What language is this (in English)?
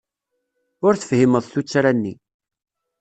Kabyle